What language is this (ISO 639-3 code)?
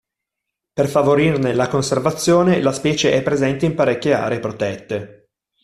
ita